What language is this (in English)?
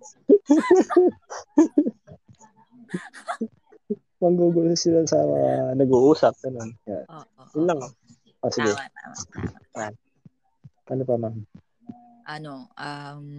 Filipino